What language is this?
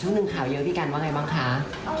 Thai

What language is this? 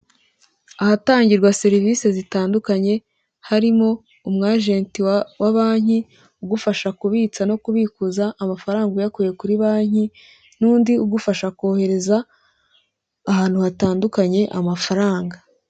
Kinyarwanda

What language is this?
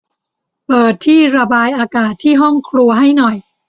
Thai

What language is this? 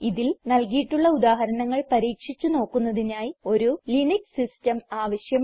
Malayalam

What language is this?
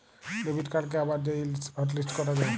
Bangla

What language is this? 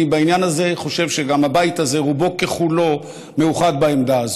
Hebrew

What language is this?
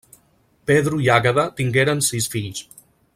Catalan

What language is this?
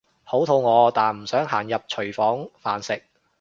Cantonese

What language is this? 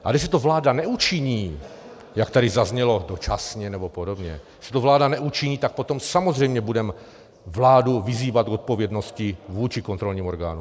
Czech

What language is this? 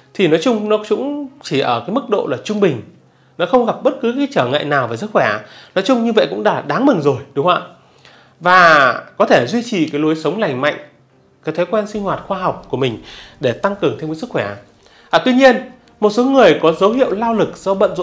Vietnamese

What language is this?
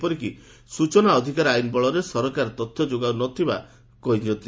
Odia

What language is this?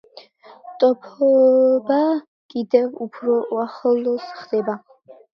Georgian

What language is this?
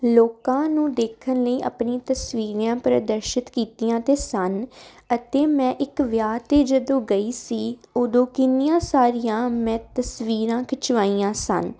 Punjabi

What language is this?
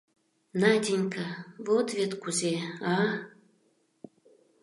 Mari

